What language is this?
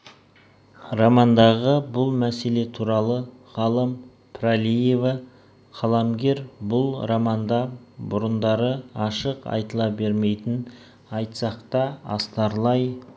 Kazakh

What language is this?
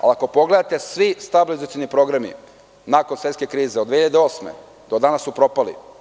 Serbian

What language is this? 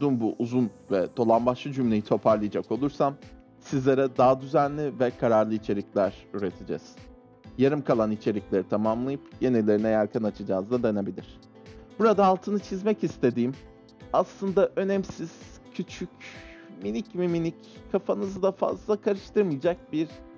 Turkish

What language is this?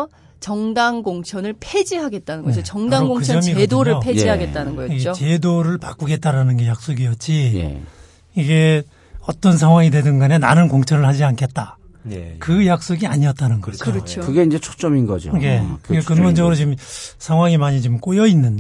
Korean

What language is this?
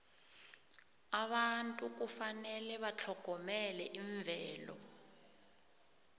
South Ndebele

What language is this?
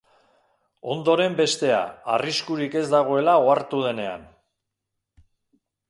Basque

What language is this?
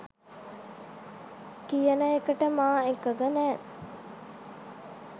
Sinhala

